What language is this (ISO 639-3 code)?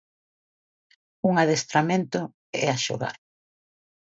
glg